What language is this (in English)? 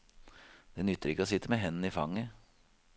Norwegian